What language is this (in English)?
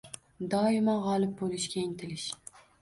Uzbek